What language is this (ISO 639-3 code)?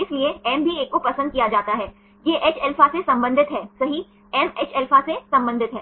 hin